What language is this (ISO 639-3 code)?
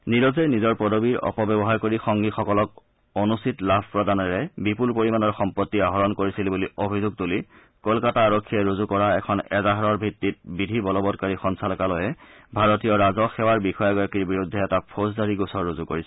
asm